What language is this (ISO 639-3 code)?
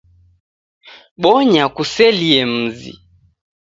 dav